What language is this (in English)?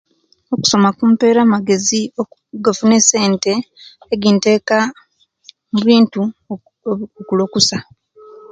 Kenyi